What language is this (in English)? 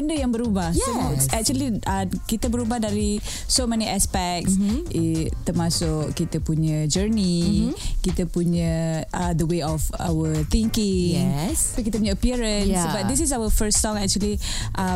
Malay